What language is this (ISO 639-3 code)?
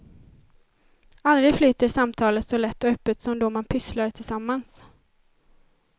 swe